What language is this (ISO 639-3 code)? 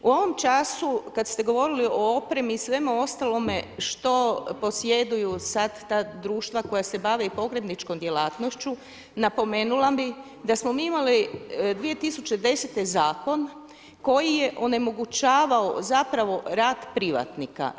hrv